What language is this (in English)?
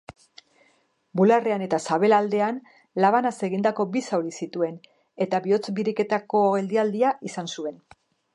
Basque